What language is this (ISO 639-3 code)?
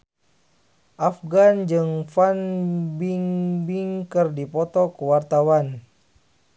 sun